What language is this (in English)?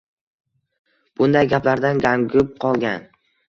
Uzbek